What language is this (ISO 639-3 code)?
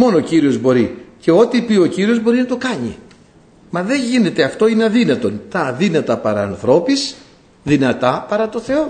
ell